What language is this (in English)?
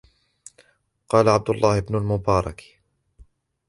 Arabic